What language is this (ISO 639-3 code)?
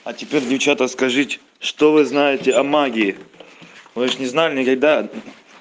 rus